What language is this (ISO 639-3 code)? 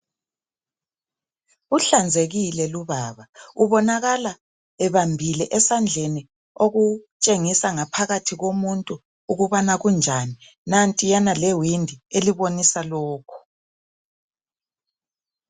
nde